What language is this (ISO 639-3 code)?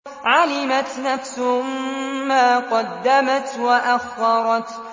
ara